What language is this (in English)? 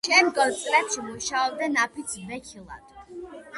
Georgian